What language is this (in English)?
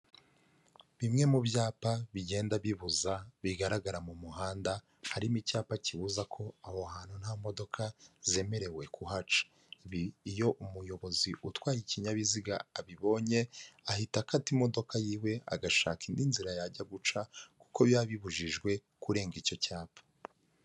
Kinyarwanda